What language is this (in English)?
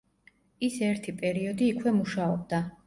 Georgian